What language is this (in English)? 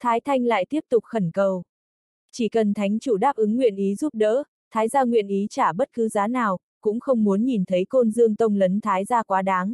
Vietnamese